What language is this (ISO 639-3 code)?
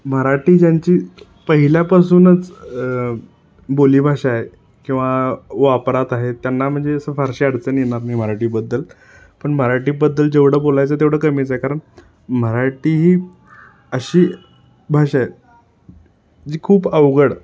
mar